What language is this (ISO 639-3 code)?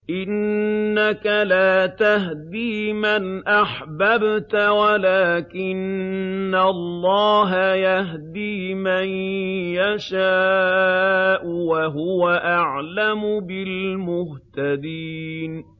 ara